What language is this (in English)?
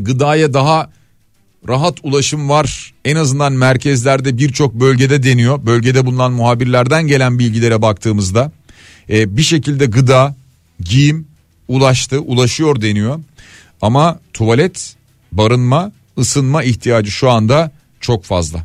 Turkish